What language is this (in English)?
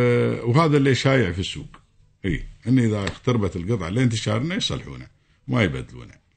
Arabic